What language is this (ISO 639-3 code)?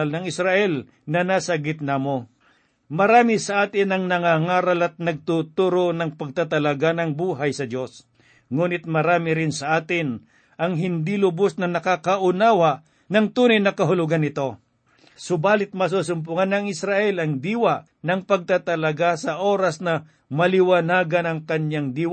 fil